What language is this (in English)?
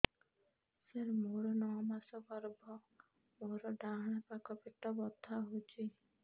Odia